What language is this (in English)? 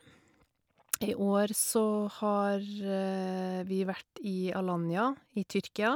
Norwegian